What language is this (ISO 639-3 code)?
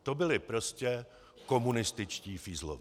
ces